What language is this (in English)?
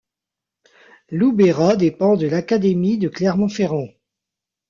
French